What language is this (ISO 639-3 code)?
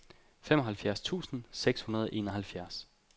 dan